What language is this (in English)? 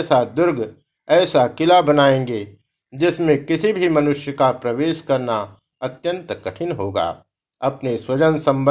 Hindi